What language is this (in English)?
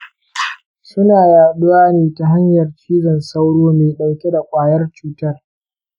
Hausa